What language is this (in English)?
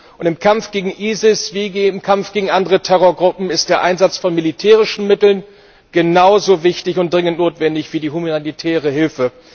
German